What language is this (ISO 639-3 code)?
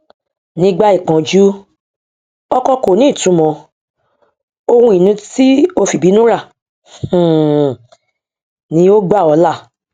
yor